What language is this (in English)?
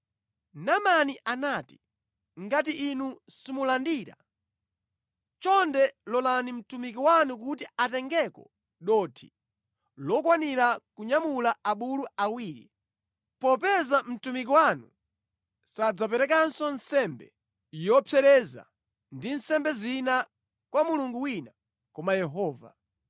Nyanja